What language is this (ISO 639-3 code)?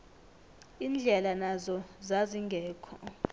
nbl